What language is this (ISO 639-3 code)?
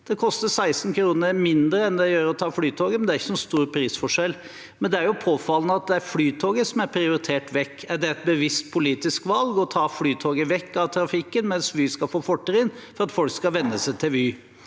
nor